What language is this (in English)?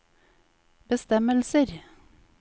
Norwegian